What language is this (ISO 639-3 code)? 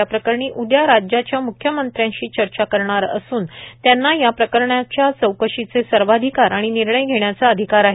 mar